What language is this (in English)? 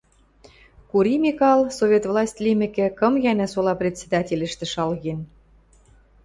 Western Mari